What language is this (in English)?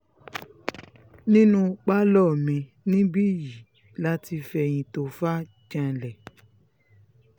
Yoruba